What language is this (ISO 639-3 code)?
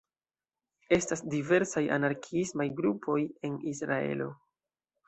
epo